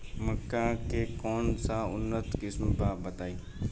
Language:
Bhojpuri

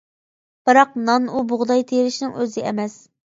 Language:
Uyghur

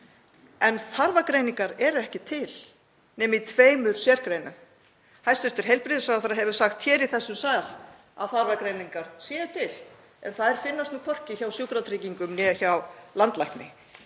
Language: Icelandic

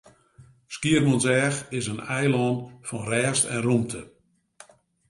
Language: Western Frisian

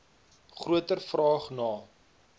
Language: Afrikaans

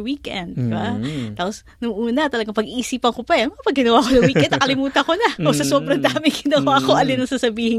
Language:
Filipino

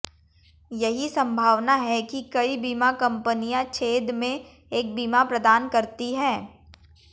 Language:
Hindi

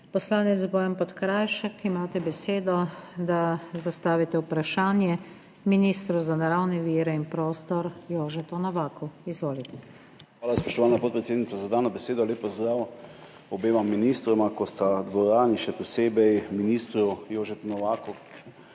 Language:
Slovenian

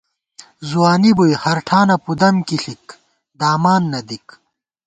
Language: Gawar-Bati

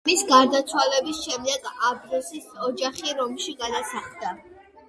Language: Georgian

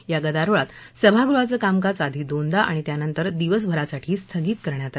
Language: Marathi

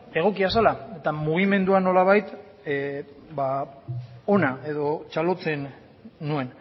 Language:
Basque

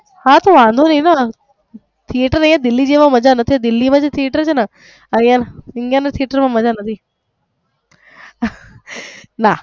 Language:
Gujarati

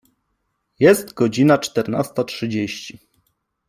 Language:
Polish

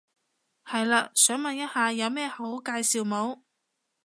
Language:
Cantonese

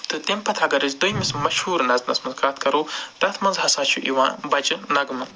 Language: Kashmiri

